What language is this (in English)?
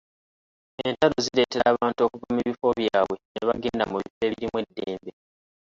Ganda